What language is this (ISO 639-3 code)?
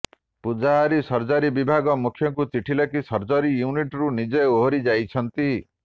ori